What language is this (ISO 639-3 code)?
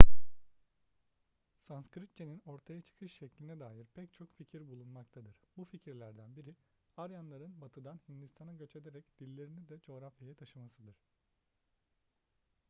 tur